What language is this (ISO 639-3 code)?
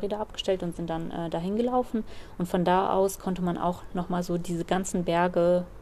deu